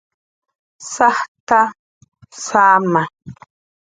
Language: Jaqaru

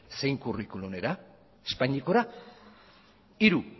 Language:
Basque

